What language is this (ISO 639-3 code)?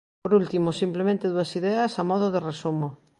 glg